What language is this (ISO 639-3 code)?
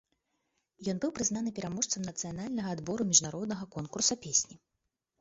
bel